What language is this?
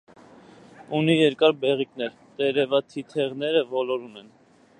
Armenian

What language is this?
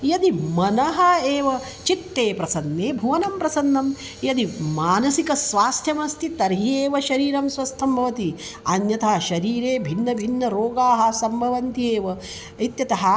Sanskrit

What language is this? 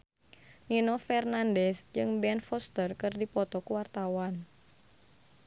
Sundanese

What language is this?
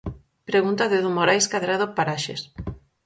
Galician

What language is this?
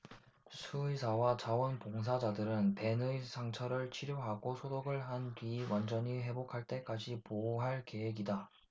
Korean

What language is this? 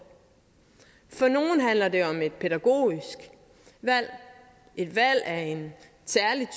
Danish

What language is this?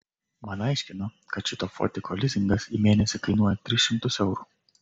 Lithuanian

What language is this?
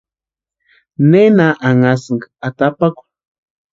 Western Highland Purepecha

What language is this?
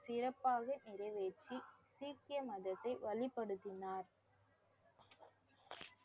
Tamil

